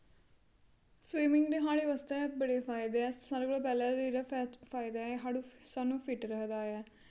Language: Dogri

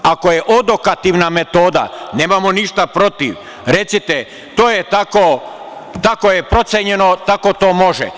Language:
Serbian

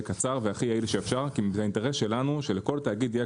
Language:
Hebrew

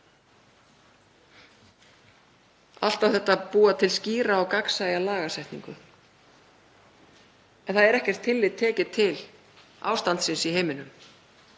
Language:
Icelandic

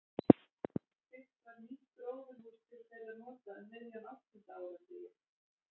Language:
Icelandic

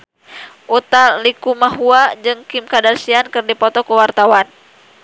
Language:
Sundanese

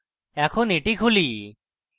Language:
Bangla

